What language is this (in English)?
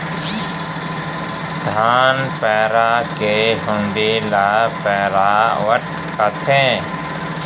Chhattisgarhi